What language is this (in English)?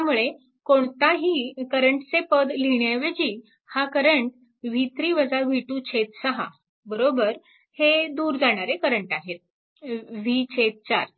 Marathi